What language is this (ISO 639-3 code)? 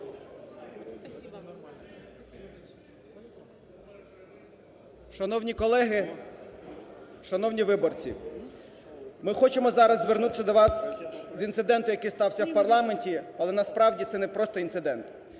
ukr